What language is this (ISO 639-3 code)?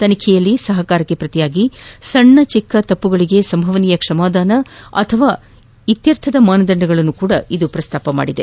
kan